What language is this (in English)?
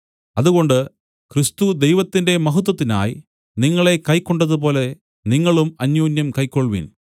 Malayalam